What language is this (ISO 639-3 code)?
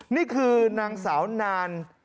tha